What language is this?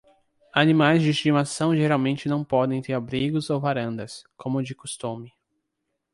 Portuguese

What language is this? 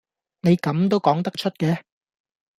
Cantonese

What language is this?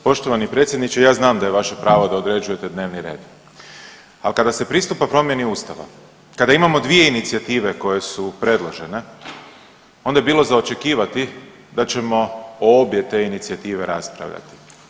Croatian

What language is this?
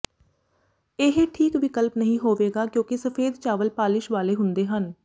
Punjabi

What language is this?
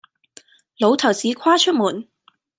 Cantonese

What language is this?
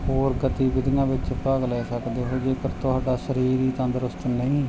Punjabi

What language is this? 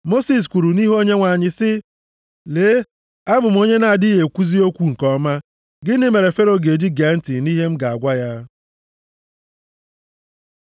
Igbo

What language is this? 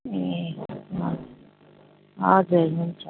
Nepali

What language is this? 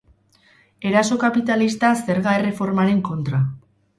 Basque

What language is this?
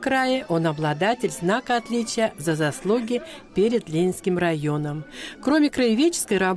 Russian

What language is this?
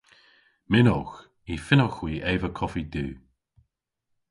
Cornish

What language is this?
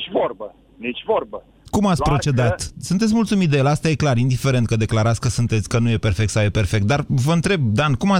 Romanian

